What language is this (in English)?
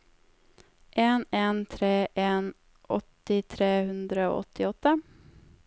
Norwegian